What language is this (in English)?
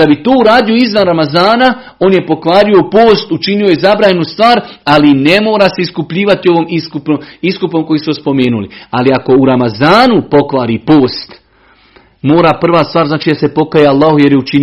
Croatian